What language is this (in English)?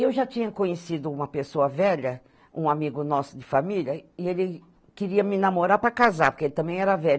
Portuguese